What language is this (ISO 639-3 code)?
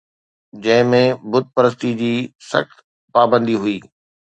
snd